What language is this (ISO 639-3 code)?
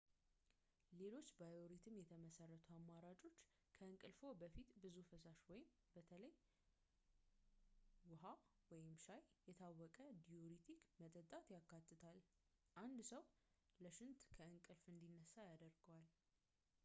amh